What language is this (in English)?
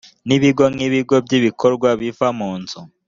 Kinyarwanda